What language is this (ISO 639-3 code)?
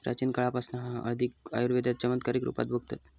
mar